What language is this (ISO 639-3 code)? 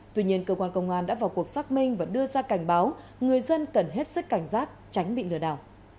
vie